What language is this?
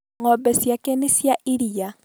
Kikuyu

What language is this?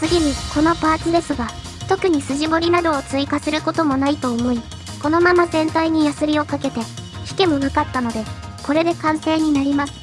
Japanese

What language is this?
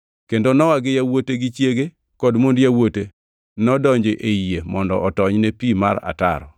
Luo (Kenya and Tanzania)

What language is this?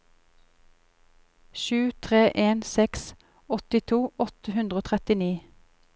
Norwegian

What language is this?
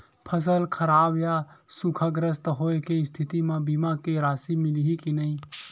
Chhattisgarhi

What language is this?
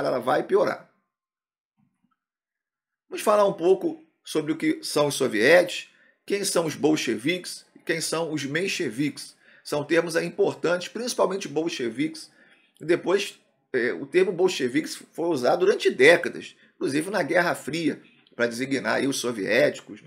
Portuguese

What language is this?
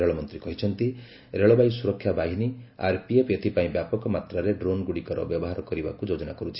Odia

